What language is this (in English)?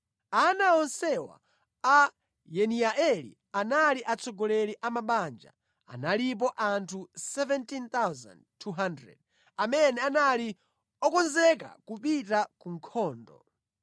Nyanja